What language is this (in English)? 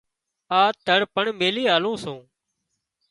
Wadiyara Koli